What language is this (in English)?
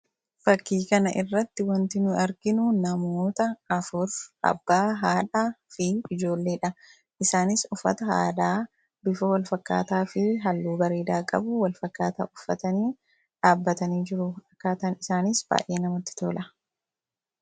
Oromo